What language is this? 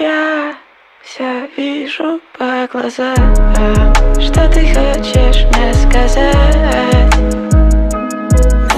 Polish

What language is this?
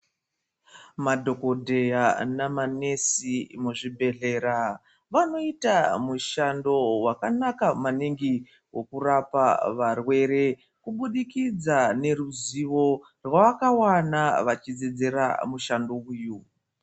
Ndau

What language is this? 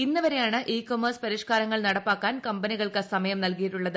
Malayalam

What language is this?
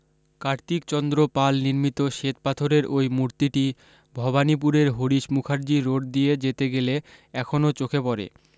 Bangla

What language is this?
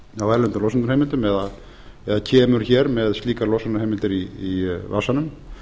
Icelandic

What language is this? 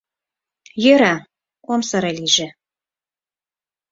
Mari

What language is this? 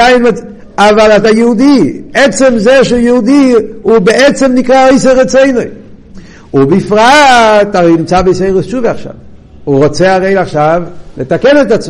Hebrew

